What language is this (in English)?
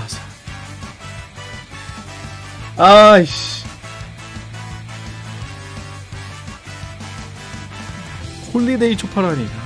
Korean